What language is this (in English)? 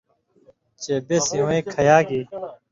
Indus Kohistani